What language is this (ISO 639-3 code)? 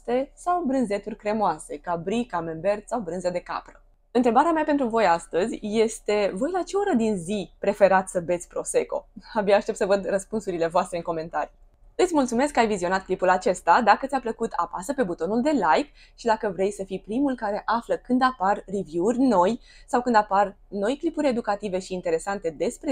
ron